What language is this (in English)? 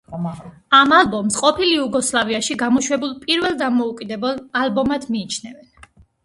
Georgian